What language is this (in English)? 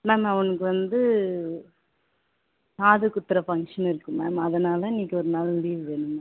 Tamil